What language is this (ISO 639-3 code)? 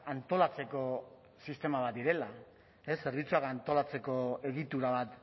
eus